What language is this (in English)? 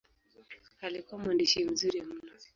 Swahili